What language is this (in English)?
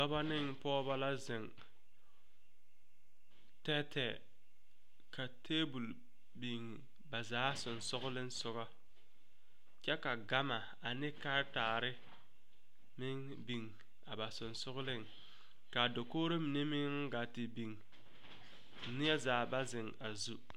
Southern Dagaare